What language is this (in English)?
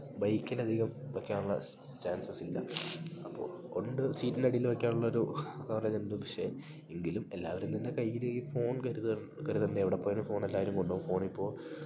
Malayalam